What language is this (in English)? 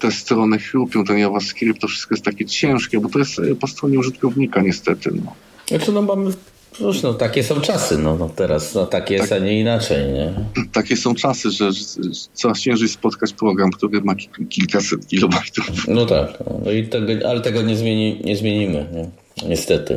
Polish